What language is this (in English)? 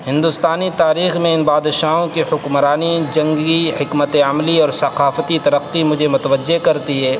Urdu